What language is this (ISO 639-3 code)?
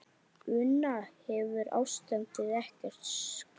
isl